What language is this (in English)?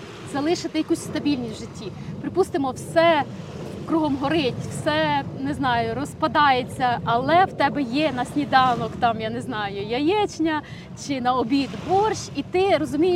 Ukrainian